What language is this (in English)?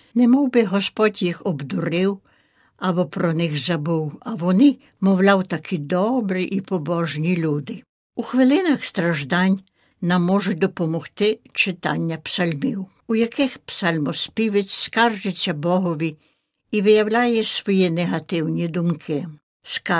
Ukrainian